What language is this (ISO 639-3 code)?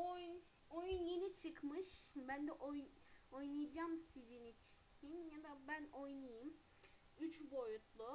tur